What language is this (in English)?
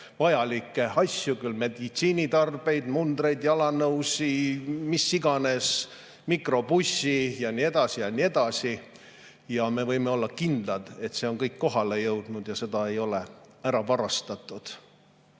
Estonian